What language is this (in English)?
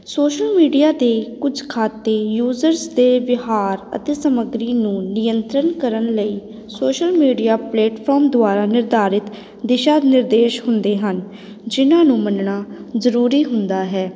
Punjabi